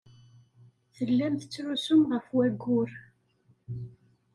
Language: Kabyle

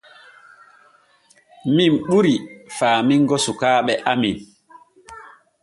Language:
Borgu Fulfulde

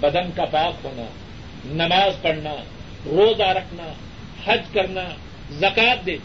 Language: Urdu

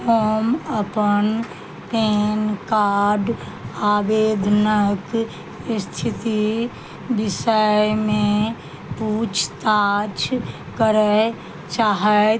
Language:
Maithili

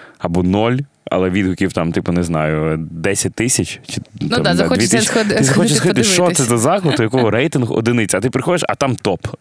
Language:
Ukrainian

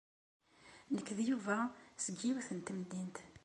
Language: Kabyle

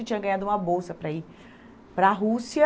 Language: Portuguese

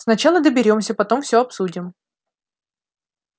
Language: Russian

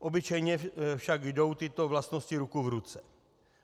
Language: Czech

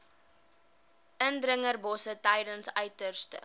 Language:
Afrikaans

